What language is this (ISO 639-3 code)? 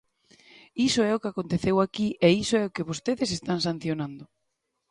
glg